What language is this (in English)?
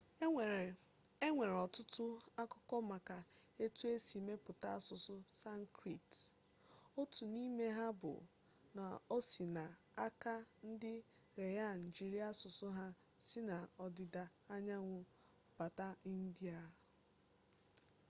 Igbo